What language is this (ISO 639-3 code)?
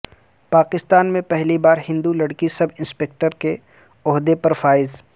urd